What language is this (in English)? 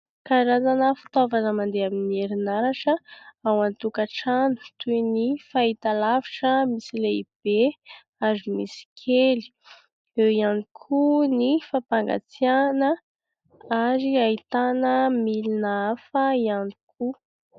Malagasy